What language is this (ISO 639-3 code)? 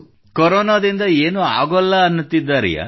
kan